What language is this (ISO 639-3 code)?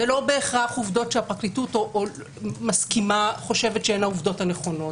heb